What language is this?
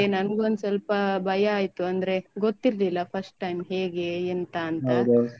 Kannada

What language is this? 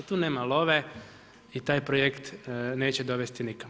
Croatian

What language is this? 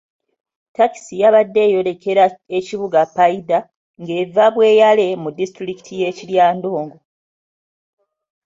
Ganda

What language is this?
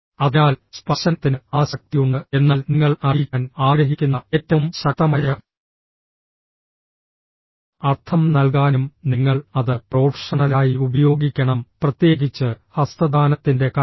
Malayalam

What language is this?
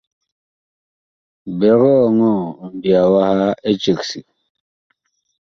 Bakoko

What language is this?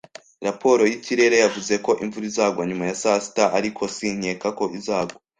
Kinyarwanda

